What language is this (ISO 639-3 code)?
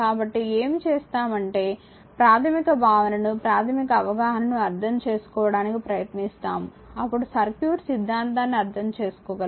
tel